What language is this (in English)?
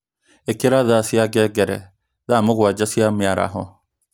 Kikuyu